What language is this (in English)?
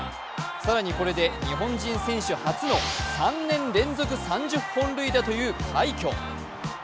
Japanese